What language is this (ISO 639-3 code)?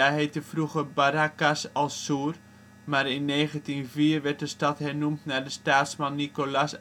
nld